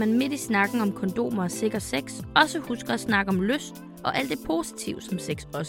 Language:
Danish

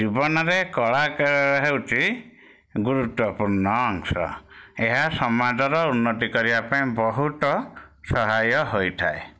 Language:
Odia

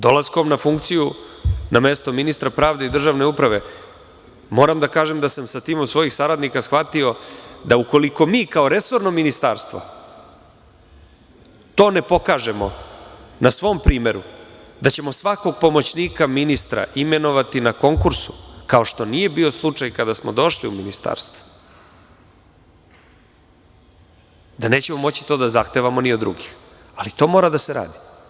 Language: Serbian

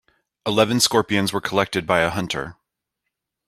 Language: English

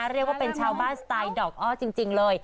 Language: Thai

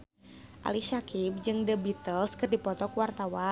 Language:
Sundanese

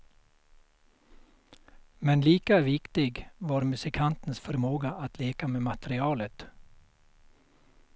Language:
Swedish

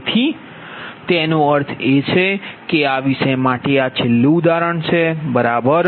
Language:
Gujarati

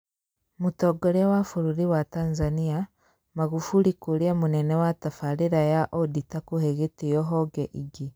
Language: Kikuyu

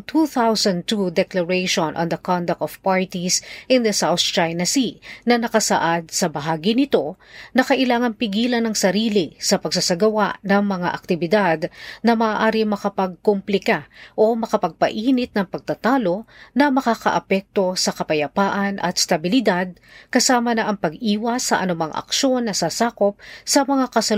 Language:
Filipino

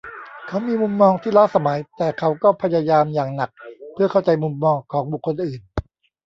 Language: Thai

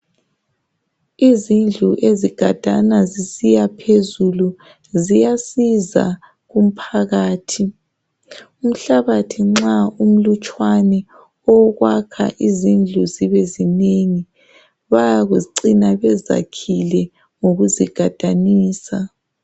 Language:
North Ndebele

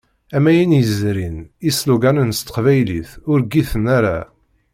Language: Kabyle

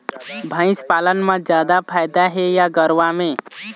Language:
Chhattisgarhi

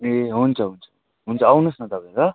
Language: Nepali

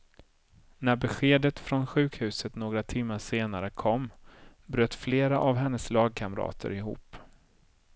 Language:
Swedish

